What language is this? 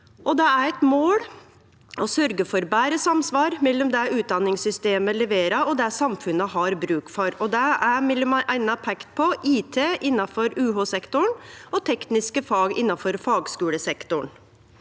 Norwegian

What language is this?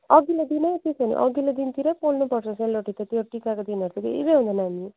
Nepali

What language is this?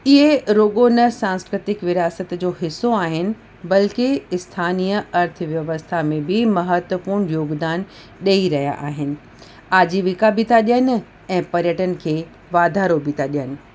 Sindhi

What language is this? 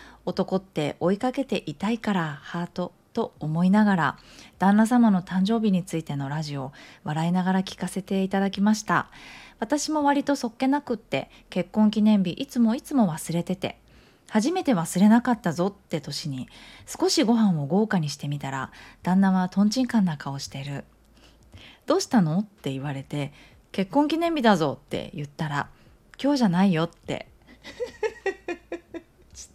Japanese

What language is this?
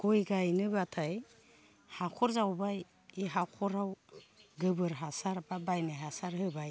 Bodo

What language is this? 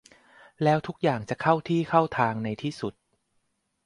Thai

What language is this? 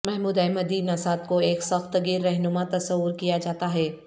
Urdu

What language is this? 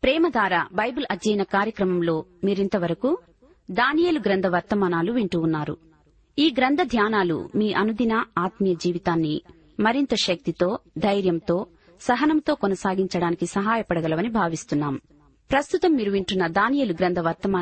Telugu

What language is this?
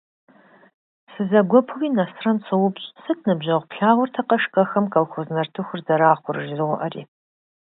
Kabardian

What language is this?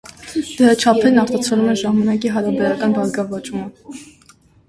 Armenian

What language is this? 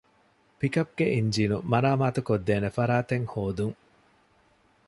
Divehi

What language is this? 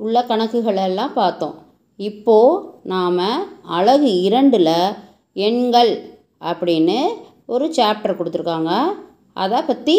Tamil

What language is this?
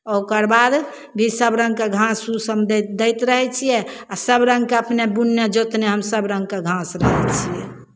Maithili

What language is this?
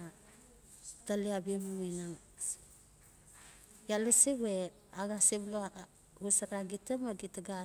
Notsi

